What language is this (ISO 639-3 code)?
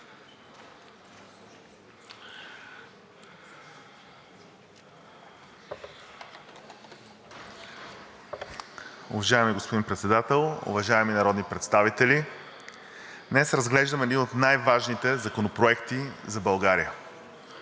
bul